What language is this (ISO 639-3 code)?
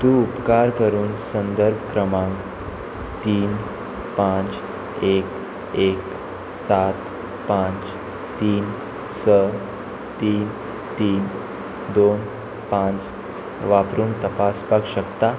kok